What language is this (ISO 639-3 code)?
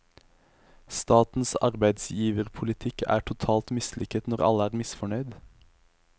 nor